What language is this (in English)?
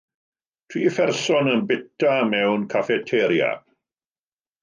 Welsh